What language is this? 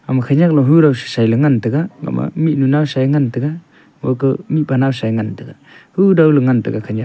Wancho Naga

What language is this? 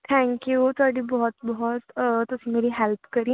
Punjabi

